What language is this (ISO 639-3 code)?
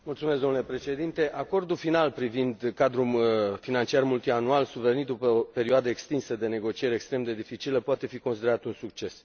ron